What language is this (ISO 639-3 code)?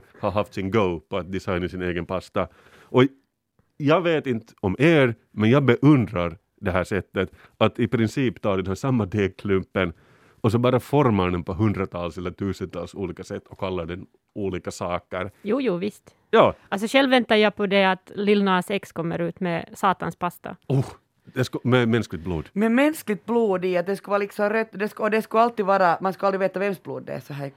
swe